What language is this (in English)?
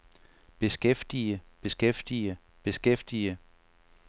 Danish